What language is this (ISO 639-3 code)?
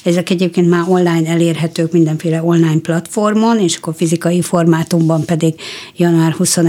hun